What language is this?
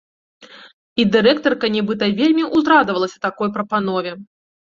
Belarusian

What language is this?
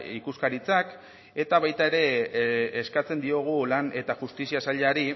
Basque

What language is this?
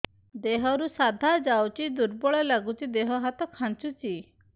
Odia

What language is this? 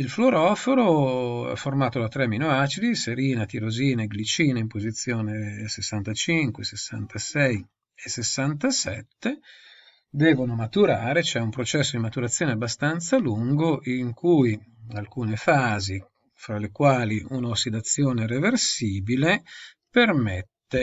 Italian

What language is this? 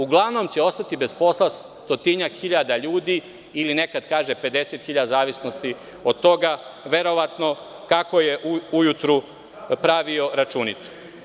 Serbian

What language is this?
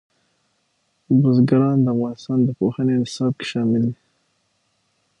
Pashto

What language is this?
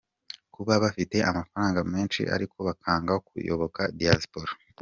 Kinyarwanda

